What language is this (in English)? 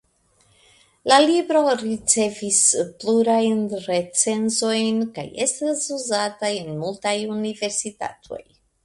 Esperanto